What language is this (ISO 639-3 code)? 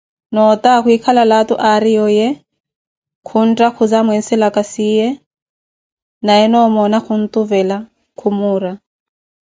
eko